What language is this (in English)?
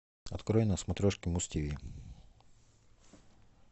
Russian